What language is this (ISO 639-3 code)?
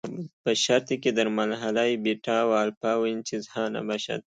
fas